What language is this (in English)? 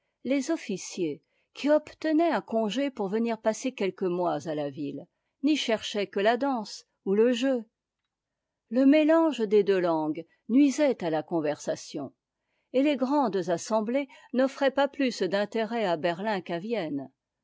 French